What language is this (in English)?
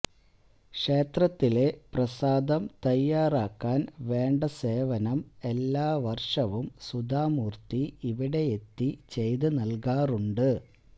Malayalam